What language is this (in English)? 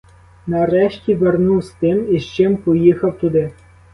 Ukrainian